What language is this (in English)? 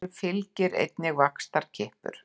Icelandic